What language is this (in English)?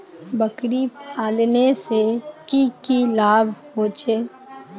Magahi